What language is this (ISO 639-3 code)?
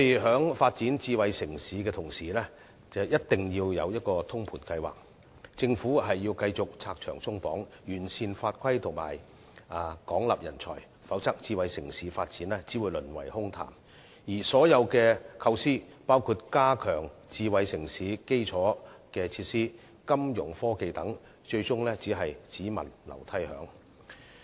yue